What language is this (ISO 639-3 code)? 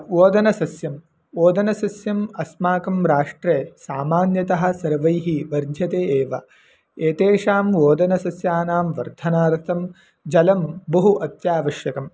san